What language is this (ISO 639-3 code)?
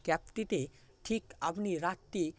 ben